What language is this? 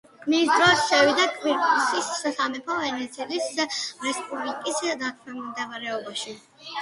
Georgian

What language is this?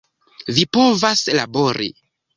Esperanto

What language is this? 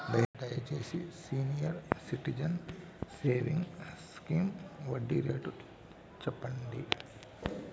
Telugu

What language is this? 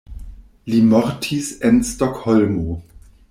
Esperanto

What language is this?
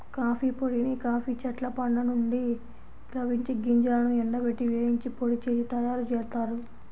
Telugu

